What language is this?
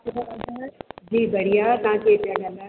Sindhi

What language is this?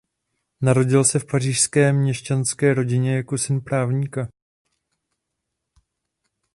Czech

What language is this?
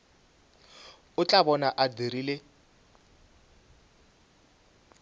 Northern Sotho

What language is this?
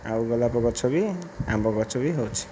Odia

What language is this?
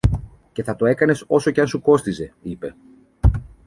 Greek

